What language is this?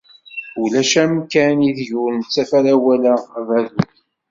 Kabyle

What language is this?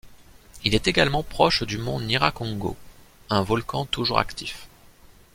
French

